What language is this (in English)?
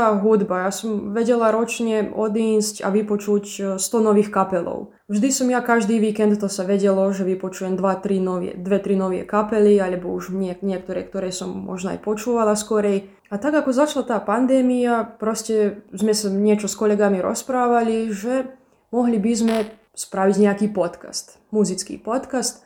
Slovak